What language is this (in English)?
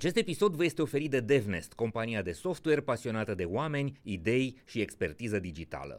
Romanian